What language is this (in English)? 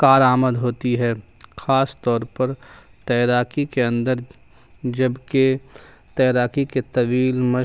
Urdu